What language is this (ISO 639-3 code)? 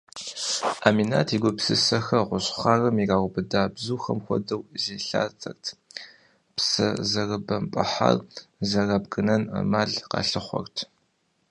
kbd